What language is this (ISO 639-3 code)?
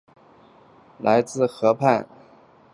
zho